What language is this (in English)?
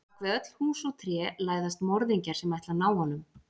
Icelandic